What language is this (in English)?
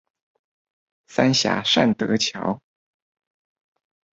Chinese